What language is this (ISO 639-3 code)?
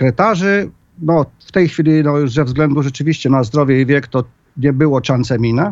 pol